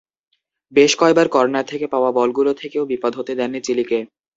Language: Bangla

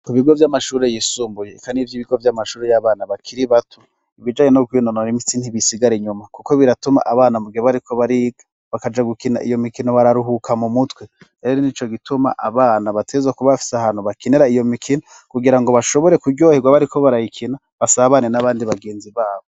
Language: Rundi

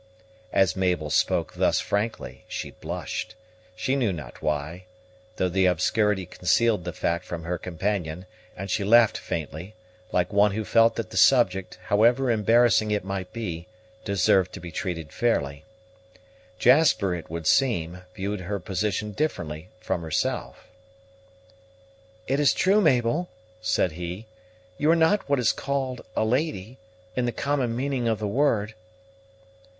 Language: English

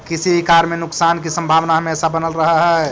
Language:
Magahi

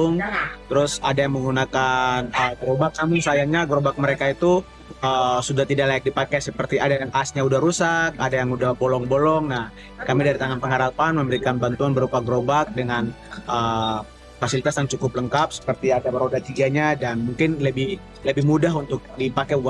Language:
Indonesian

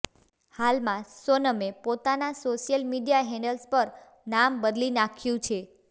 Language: Gujarati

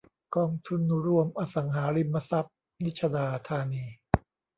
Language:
Thai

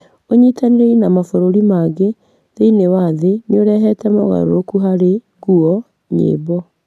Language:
Kikuyu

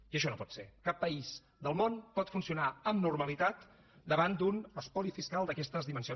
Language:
Catalan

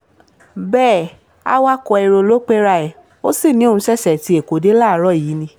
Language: Yoruba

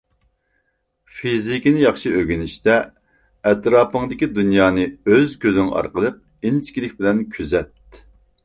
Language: Uyghur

